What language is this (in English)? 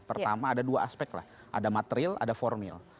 Indonesian